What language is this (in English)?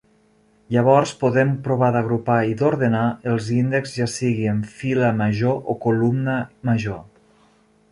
Catalan